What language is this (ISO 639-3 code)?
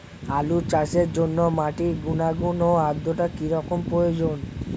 ben